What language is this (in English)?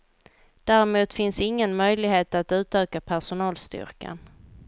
Swedish